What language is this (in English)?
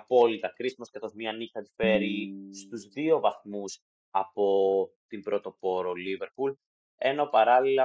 Greek